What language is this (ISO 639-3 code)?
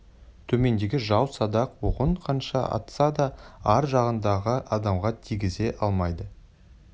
kaz